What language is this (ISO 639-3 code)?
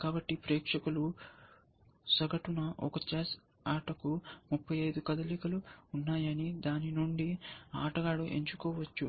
tel